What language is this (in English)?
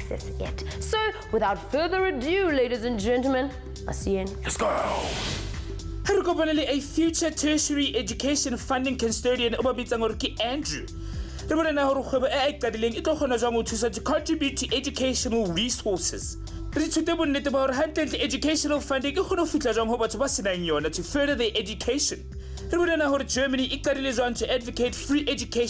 English